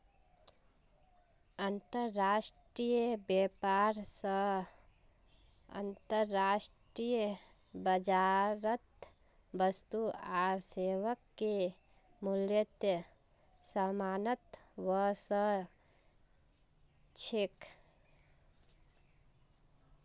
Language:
Magahi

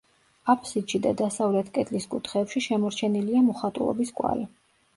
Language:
Georgian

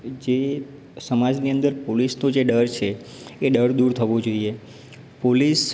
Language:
Gujarati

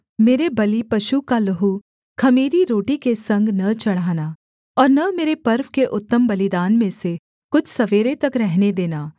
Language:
Hindi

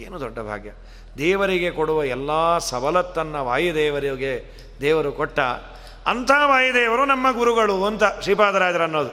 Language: Kannada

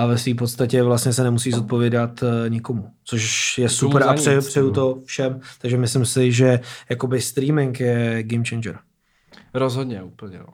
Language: Czech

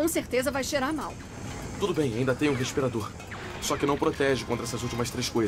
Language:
Portuguese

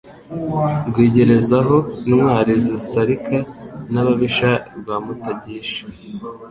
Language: Kinyarwanda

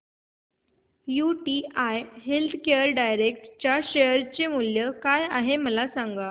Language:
Marathi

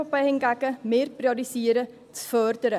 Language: Swiss German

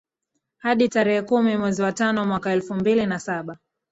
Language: Swahili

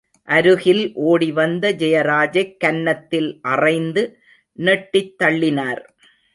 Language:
Tamil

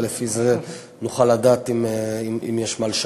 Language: Hebrew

